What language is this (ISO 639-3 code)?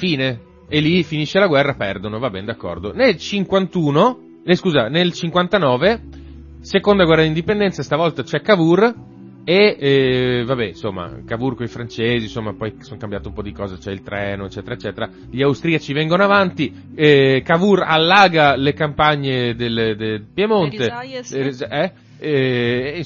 ita